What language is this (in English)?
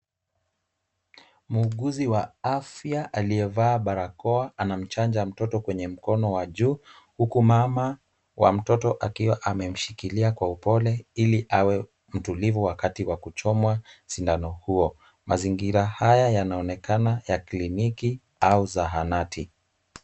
Swahili